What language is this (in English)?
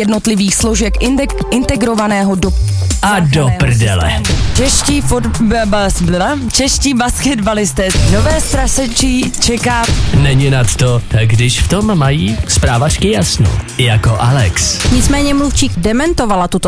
Czech